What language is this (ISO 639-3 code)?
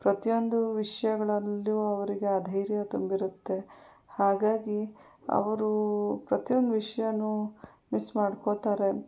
kan